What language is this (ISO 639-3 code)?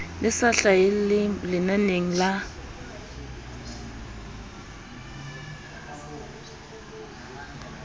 sot